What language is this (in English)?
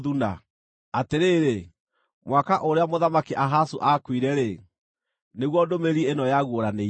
Kikuyu